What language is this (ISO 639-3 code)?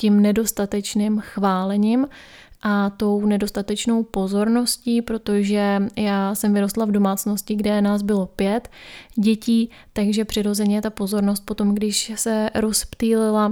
ces